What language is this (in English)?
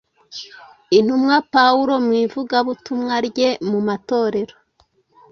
Kinyarwanda